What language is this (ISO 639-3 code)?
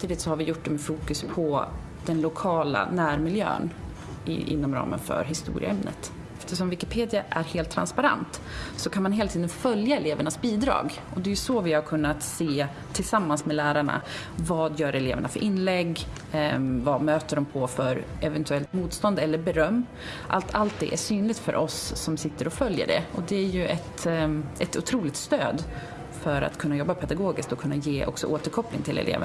swe